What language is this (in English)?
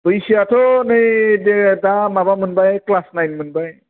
Bodo